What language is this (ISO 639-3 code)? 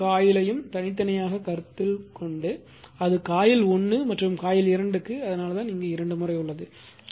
tam